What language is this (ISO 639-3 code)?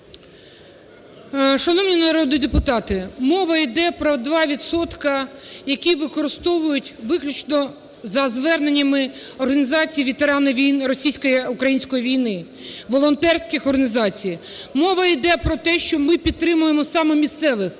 ukr